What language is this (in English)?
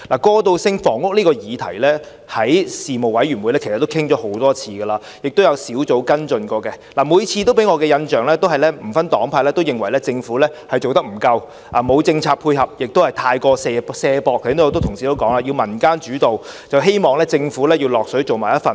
Cantonese